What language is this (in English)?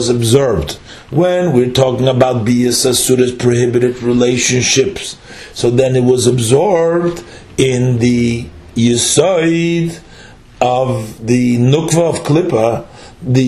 English